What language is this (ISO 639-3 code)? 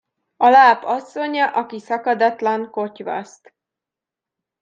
hun